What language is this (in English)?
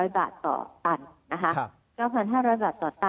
Thai